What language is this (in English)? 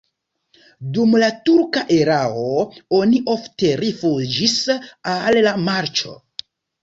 Esperanto